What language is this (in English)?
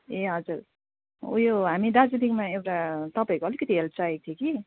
Nepali